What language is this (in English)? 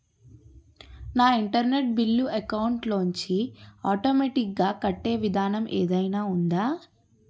Telugu